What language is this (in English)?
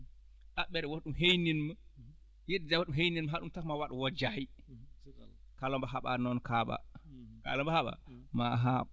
Fula